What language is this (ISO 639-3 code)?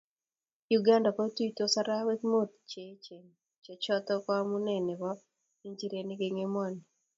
kln